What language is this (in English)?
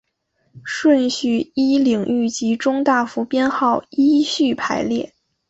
Chinese